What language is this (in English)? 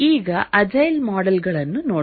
Kannada